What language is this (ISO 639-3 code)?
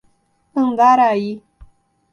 por